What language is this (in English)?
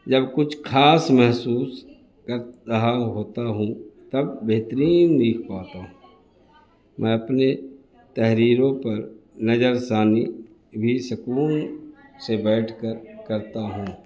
Urdu